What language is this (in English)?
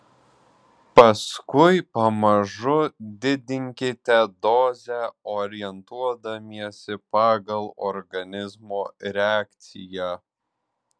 Lithuanian